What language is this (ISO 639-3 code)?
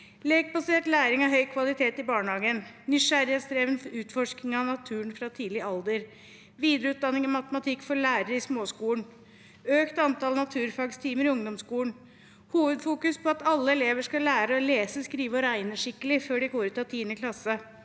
nor